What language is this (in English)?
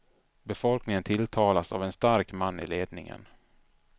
Swedish